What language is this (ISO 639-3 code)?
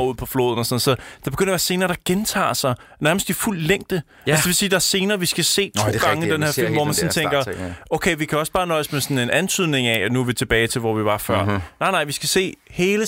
dan